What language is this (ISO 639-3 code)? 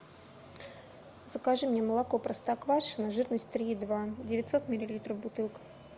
rus